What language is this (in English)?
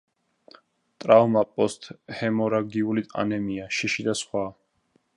Georgian